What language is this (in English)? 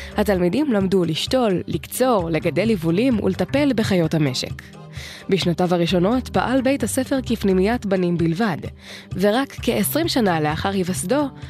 Hebrew